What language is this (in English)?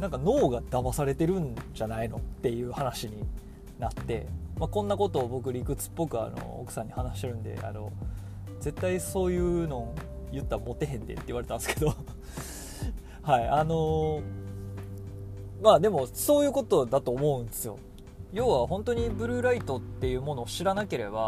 Japanese